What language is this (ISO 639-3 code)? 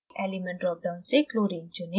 hin